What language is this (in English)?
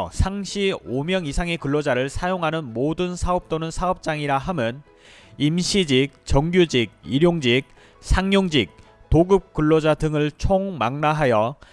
Korean